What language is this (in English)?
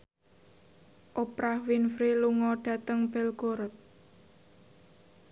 Javanese